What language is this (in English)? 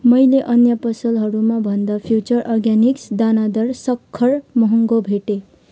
Nepali